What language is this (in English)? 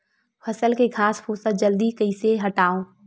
Chhattisgarhi